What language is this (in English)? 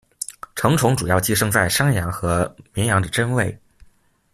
Chinese